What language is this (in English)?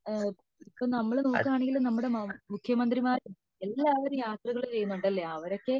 Malayalam